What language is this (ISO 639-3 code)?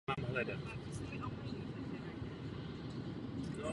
ces